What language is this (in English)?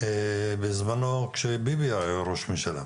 Hebrew